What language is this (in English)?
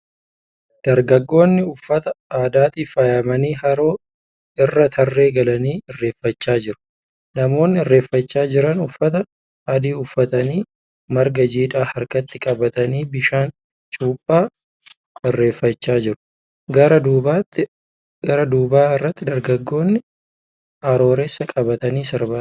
Oromo